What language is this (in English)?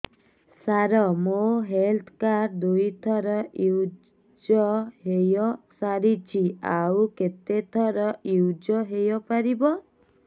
Odia